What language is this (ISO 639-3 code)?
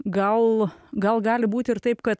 lit